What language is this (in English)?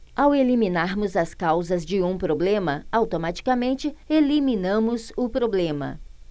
Portuguese